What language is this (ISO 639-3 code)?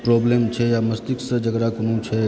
mai